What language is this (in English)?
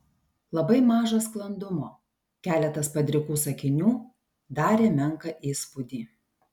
Lithuanian